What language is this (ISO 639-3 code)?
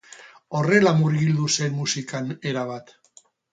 eus